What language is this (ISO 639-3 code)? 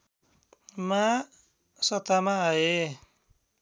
nep